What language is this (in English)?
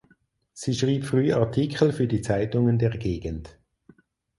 German